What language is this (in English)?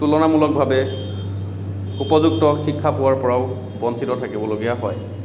Assamese